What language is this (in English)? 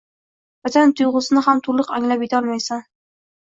Uzbek